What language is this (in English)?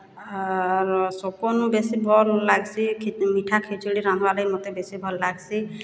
Odia